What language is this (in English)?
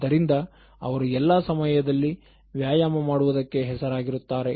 Kannada